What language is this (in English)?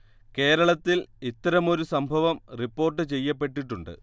Malayalam